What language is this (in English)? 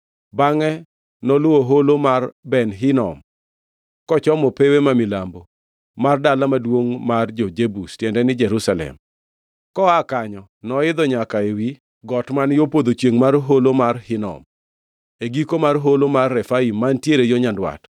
Luo (Kenya and Tanzania)